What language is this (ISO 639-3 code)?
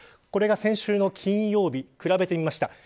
jpn